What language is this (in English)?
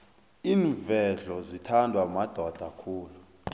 South Ndebele